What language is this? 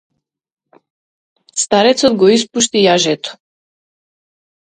Macedonian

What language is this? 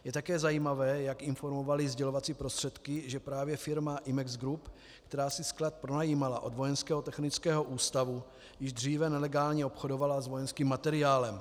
Czech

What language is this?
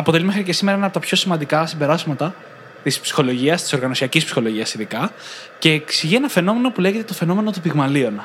Greek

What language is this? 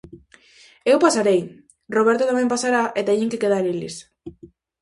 Galician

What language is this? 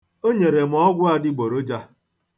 Igbo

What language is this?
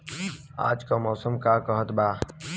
Bhojpuri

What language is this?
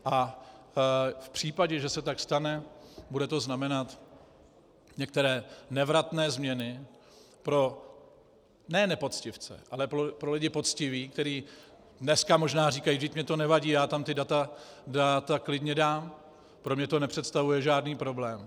Czech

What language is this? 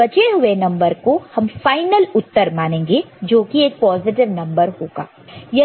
Hindi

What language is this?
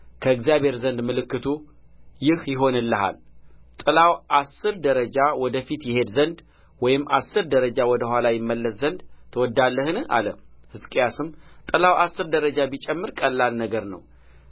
Amharic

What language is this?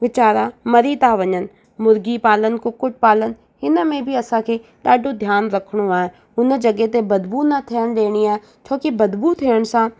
Sindhi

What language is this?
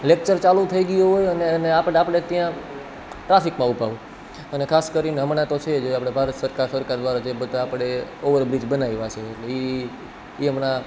Gujarati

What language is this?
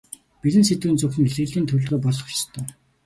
Mongolian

